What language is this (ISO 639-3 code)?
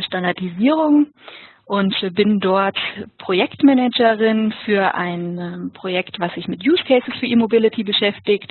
deu